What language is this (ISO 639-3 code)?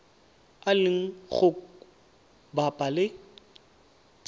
tsn